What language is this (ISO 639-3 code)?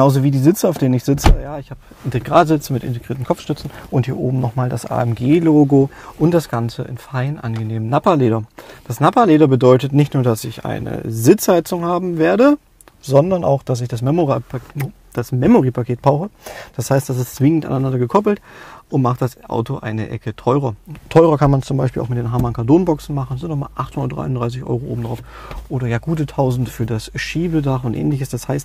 deu